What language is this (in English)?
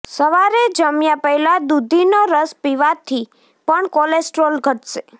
Gujarati